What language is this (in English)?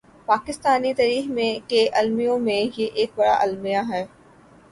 Urdu